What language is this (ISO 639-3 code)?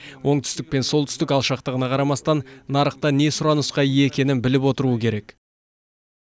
kaz